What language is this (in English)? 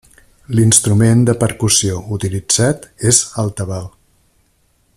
Catalan